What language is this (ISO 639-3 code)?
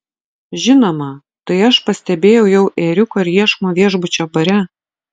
lit